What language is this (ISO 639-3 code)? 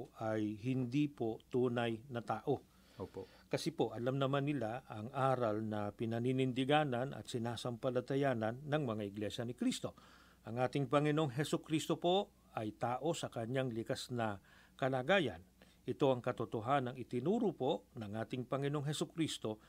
fil